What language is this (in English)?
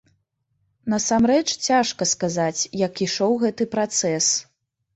Belarusian